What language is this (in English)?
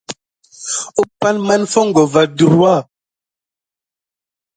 Gidar